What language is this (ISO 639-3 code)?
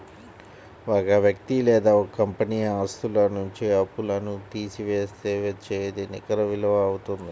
tel